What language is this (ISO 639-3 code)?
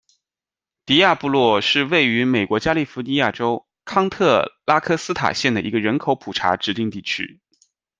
zho